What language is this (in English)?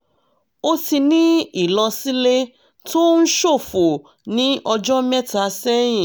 Yoruba